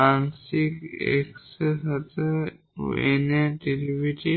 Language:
Bangla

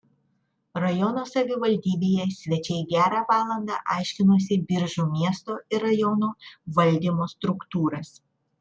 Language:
Lithuanian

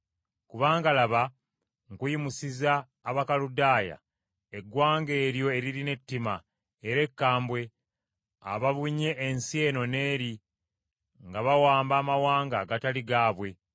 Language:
Ganda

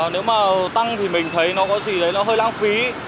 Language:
Vietnamese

